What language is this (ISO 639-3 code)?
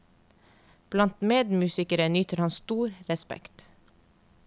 nor